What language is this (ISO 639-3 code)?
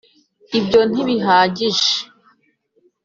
kin